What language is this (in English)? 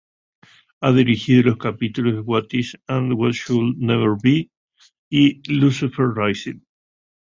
Spanish